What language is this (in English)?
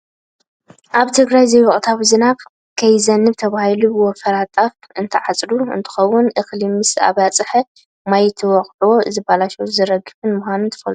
Tigrinya